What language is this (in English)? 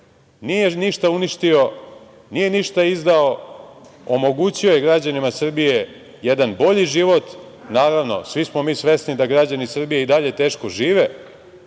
Serbian